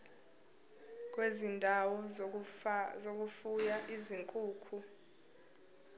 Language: Zulu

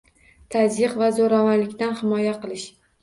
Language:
Uzbek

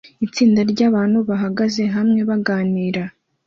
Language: Kinyarwanda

